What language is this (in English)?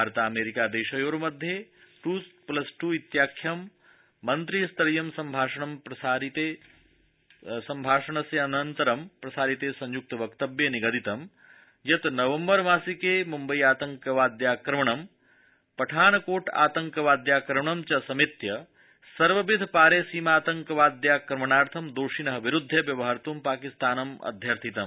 Sanskrit